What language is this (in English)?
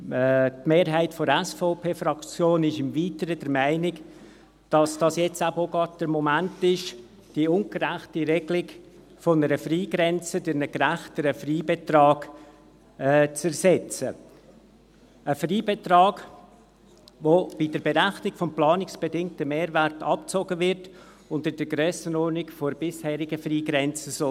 Swiss German